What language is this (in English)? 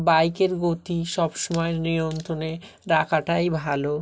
Bangla